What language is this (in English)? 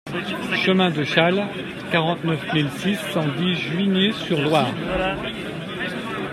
French